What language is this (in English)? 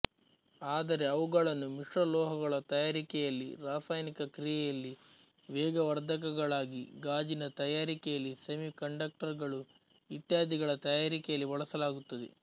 Kannada